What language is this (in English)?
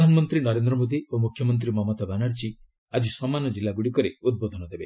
Odia